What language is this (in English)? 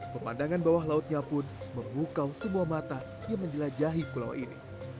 Indonesian